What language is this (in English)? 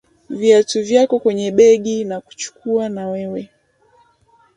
Swahili